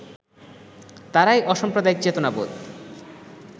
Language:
Bangla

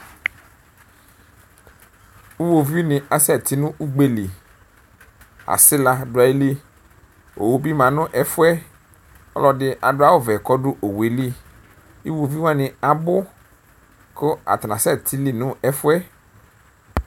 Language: Ikposo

